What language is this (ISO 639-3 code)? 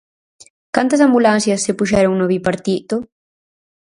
glg